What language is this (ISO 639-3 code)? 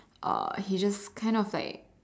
eng